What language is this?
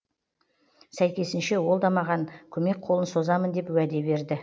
Kazakh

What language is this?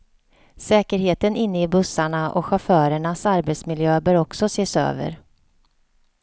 Swedish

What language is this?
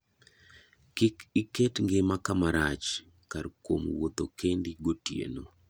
Luo (Kenya and Tanzania)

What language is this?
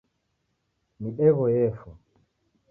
Taita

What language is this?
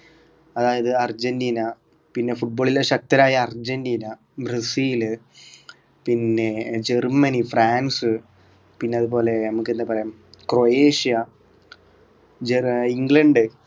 Malayalam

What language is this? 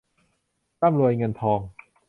Thai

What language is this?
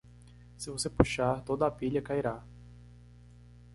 Portuguese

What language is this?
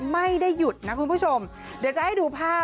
Thai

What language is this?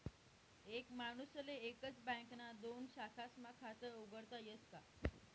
Marathi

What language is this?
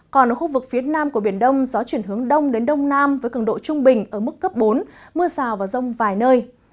Vietnamese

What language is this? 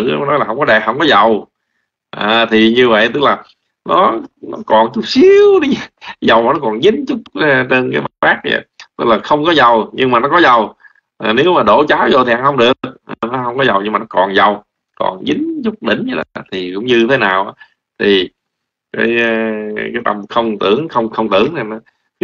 Vietnamese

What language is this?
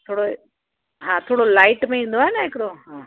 Sindhi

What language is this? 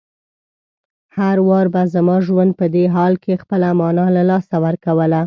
Pashto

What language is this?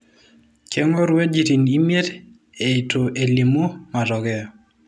Masai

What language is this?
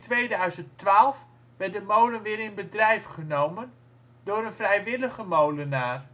Dutch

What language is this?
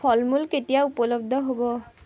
Assamese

